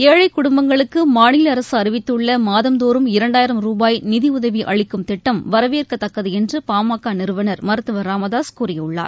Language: Tamil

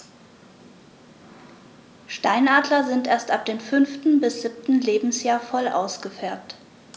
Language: German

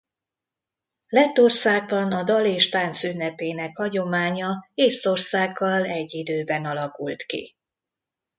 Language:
Hungarian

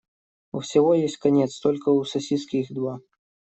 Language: Russian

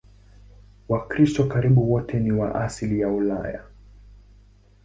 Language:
Swahili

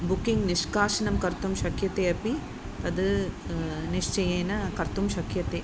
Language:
Sanskrit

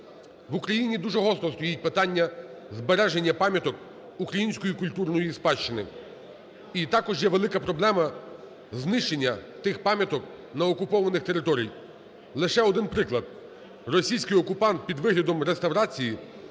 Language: Ukrainian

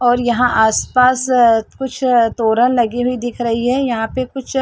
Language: Hindi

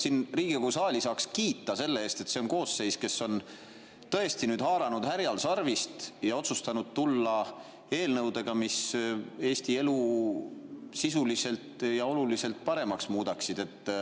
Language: Estonian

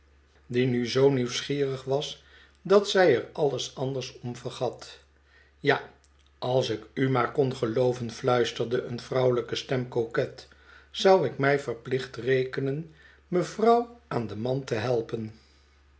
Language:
Dutch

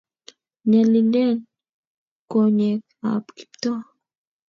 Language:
Kalenjin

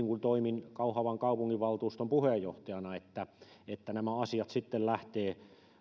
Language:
Finnish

